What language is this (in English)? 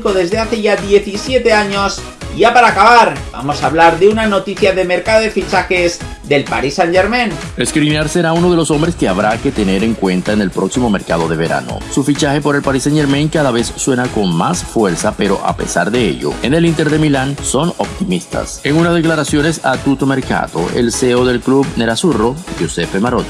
Spanish